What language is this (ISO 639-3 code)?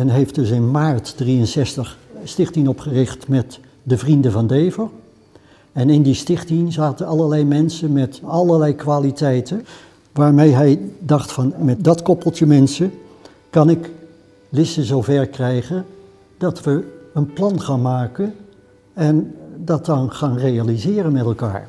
nld